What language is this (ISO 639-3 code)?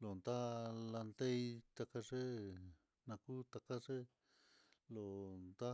vmm